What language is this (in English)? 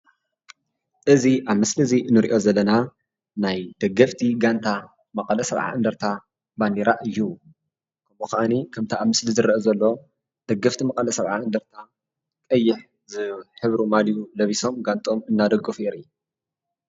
Tigrinya